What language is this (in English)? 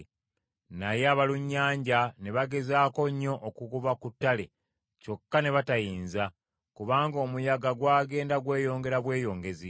Ganda